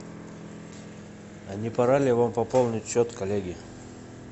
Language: Russian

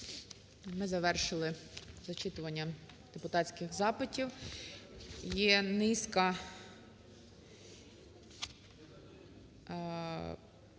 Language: Ukrainian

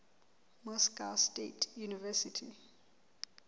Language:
Southern Sotho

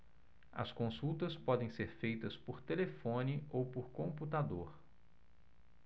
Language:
Portuguese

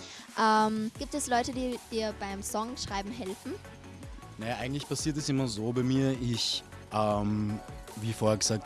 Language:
German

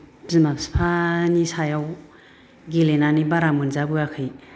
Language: Bodo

